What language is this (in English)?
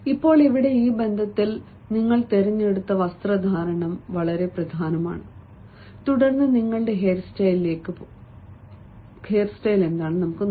Malayalam